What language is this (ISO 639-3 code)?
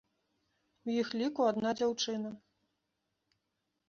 bel